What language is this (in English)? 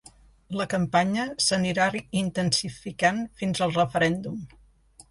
Catalan